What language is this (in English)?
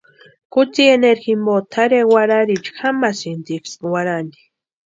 Western Highland Purepecha